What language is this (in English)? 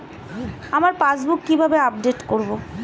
Bangla